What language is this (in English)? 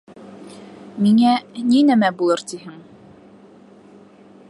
Bashkir